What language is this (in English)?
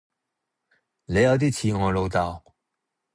Cantonese